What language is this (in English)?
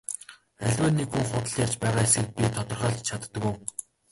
Mongolian